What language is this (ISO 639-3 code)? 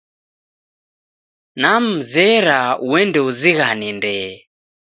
dav